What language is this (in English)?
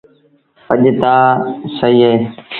Sindhi Bhil